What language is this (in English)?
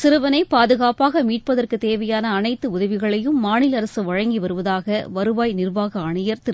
Tamil